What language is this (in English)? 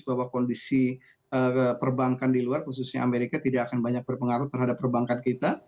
Indonesian